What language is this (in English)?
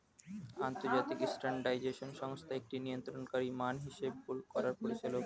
Bangla